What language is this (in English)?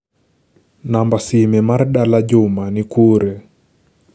Luo (Kenya and Tanzania)